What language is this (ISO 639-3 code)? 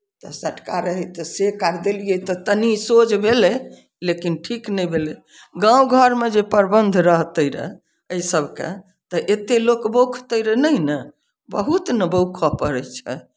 mai